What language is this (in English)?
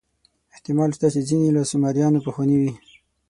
Pashto